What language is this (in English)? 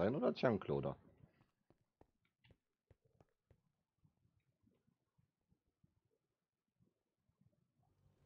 German